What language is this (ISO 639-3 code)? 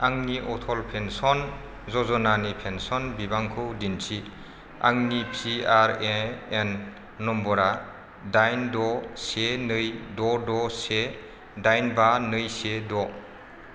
brx